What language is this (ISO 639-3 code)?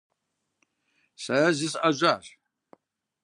kbd